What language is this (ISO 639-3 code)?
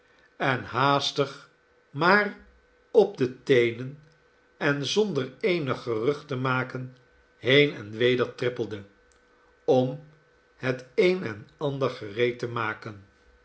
nld